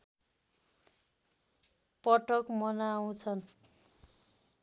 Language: Nepali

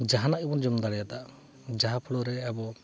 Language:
Santali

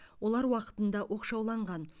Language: Kazakh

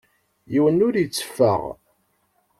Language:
Kabyle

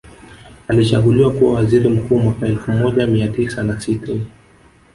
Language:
Swahili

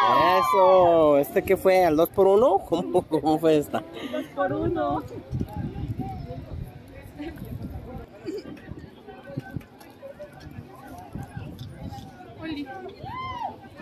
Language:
Spanish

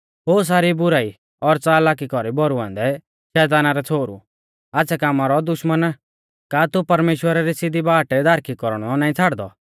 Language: Mahasu Pahari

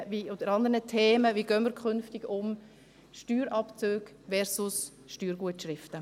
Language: Swiss German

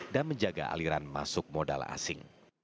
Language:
Indonesian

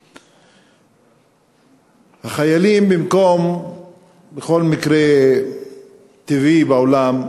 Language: Hebrew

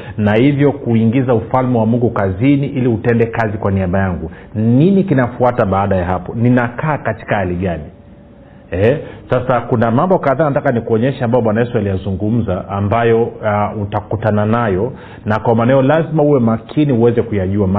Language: Swahili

